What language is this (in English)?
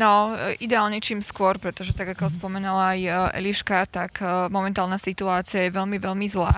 Slovak